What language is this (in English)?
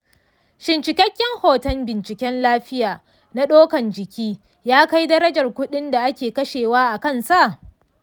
Hausa